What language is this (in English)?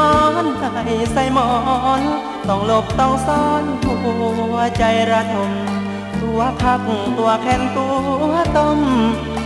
Thai